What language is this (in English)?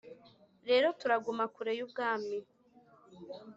Kinyarwanda